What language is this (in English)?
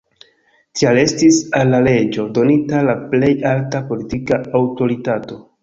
Esperanto